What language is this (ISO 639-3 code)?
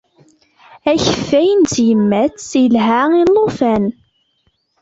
kab